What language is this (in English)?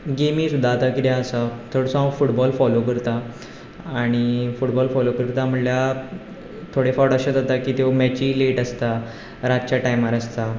Konkani